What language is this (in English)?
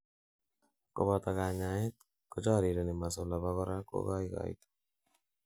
Kalenjin